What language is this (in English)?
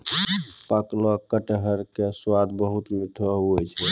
Maithili